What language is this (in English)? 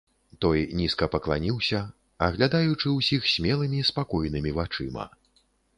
Belarusian